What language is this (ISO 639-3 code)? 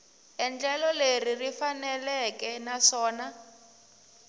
tso